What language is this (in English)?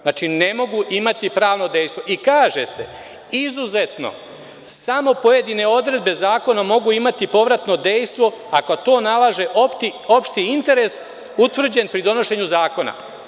Serbian